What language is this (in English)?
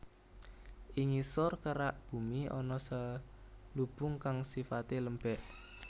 Javanese